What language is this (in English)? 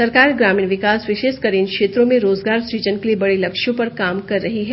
Hindi